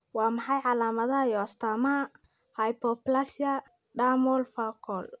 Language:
Somali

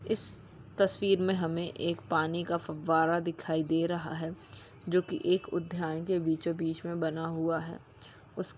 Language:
Magahi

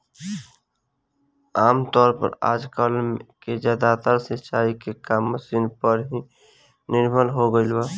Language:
Bhojpuri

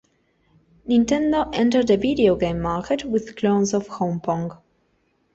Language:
English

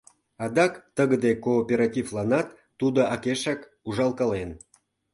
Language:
Mari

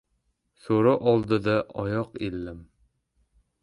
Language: Uzbek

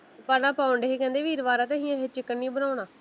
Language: Punjabi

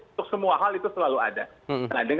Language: Indonesian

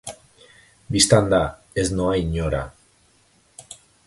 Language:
Basque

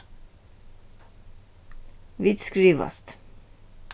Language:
Faroese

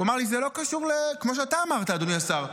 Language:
Hebrew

